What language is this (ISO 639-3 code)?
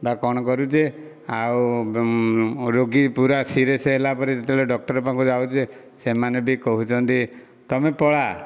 ori